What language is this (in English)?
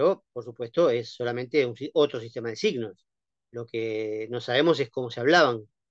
Spanish